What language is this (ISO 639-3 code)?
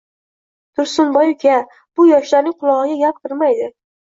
uzb